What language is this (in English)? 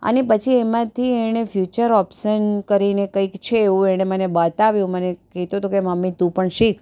Gujarati